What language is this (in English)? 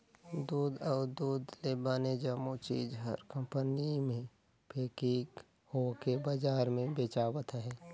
Chhattisgarhi